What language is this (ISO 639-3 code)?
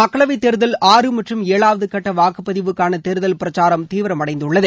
tam